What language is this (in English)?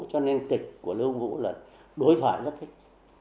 Vietnamese